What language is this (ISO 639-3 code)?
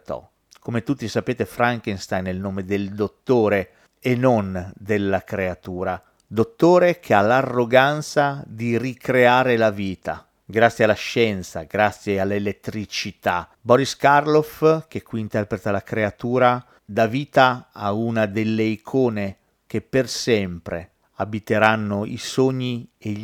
ita